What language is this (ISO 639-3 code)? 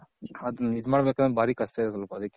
kan